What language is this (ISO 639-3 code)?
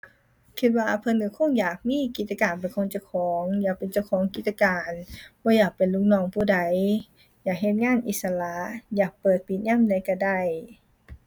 tha